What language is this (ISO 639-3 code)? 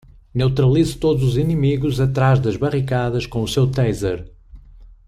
por